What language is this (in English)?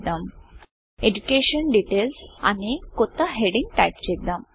Telugu